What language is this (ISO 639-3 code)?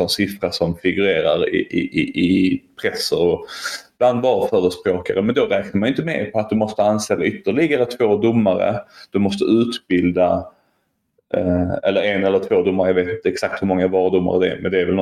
swe